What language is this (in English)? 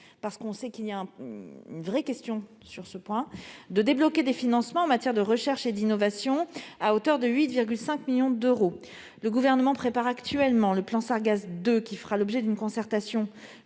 French